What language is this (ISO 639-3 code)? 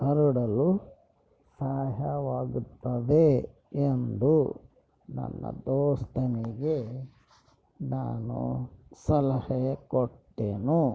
kan